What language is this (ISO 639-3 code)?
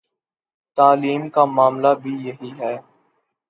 urd